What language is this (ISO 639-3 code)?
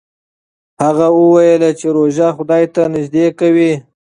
pus